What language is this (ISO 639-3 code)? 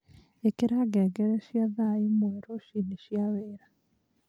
kik